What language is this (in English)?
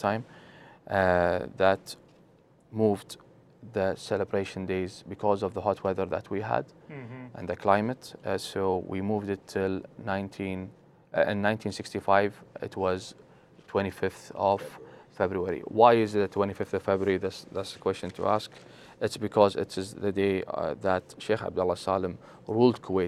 English